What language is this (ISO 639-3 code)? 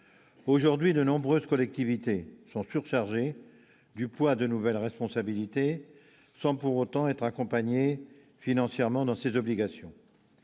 fra